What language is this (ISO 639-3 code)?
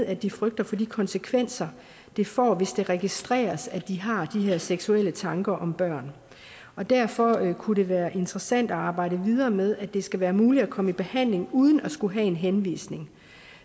dan